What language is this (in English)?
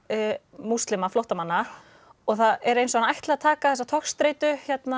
Icelandic